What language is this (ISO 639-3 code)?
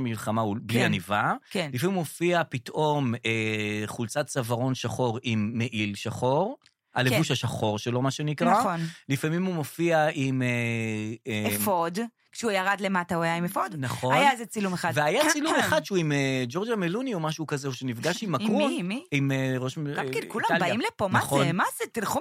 heb